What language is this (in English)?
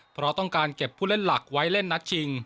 Thai